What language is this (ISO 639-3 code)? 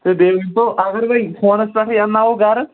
kas